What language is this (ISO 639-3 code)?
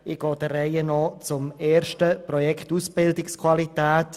gsw